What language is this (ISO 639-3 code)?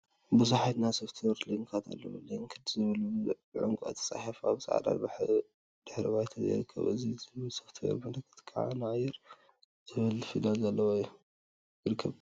tir